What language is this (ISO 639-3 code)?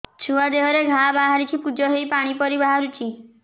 ori